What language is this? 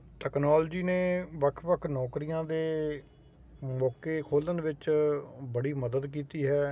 Punjabi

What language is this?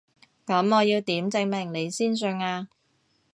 Cantonese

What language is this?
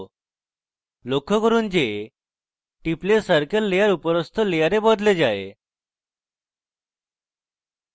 Bangla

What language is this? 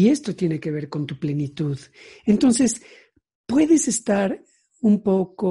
Spanish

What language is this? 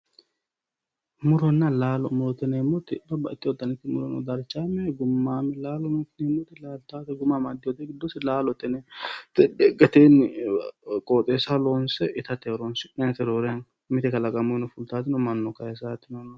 Sidamo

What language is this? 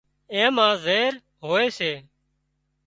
Wadiyara Koli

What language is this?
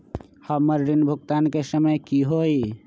Magahi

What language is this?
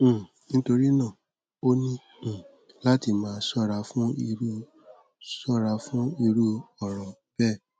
Yoruba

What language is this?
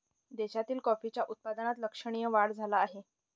Marathi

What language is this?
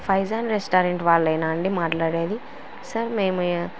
Telugu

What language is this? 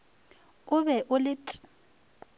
Northern Sotho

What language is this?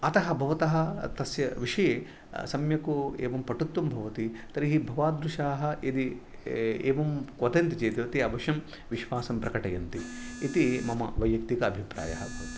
Sanskrit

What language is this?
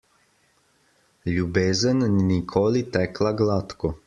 Slovenian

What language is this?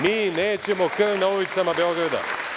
Serbian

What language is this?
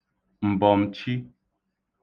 Igbo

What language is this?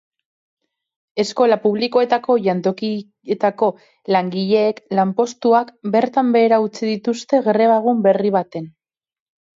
Basque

